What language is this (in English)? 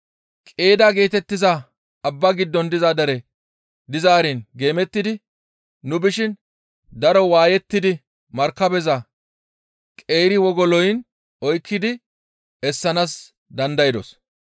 Gamo